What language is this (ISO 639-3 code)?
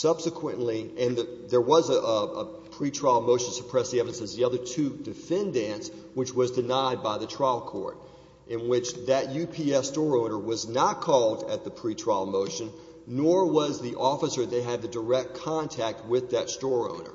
eng